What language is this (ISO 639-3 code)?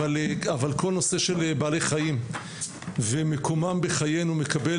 heb